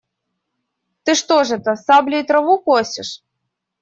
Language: Russian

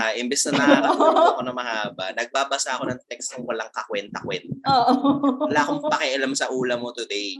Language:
Filipino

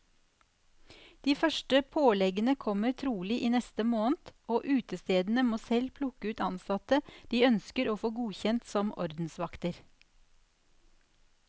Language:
Norwegian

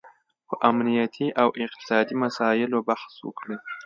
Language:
Pashto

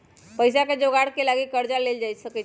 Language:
Magahi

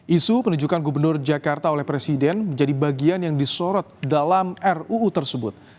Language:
Indonesian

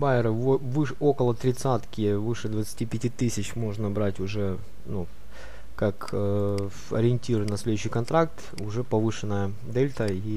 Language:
Russian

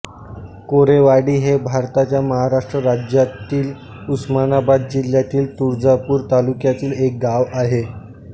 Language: Marathi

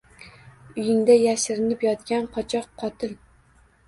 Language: Uzbek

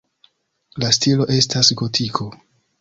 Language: Esperanto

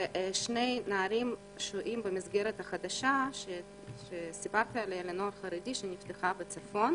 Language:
Hebrew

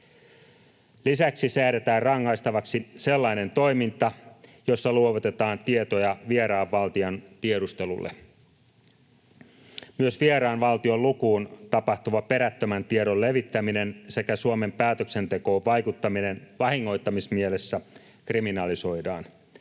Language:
Finnish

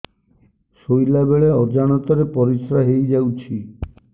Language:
Odia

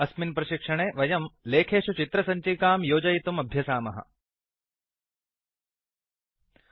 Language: Sanskrit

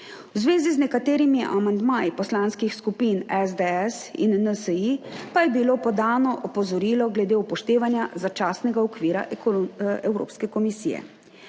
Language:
Slovenian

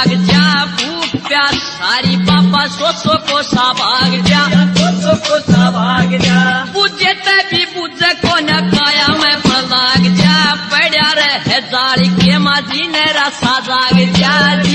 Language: Hindi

